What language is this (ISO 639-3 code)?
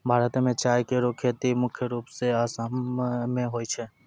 mai